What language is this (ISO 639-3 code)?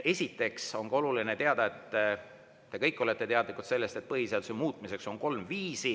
est